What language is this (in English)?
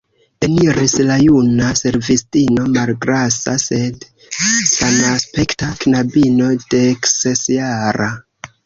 Esperanto